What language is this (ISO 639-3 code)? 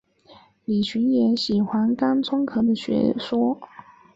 zho